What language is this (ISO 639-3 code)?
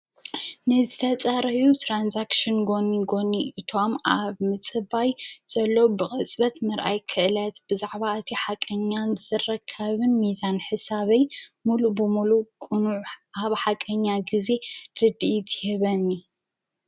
tir